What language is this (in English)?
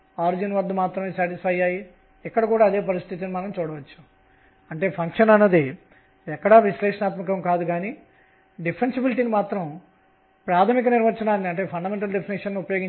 Telugu